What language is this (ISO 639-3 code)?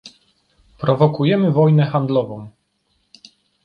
pol